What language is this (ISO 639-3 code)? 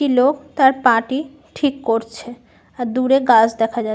ben